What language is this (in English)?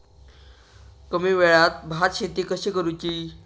Marathi